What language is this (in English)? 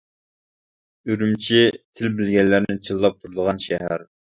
Uyghur